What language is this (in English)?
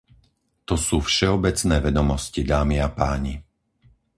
Slovak